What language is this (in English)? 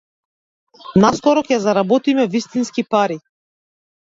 Macedonian